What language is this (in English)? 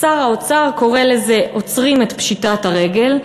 Hebrew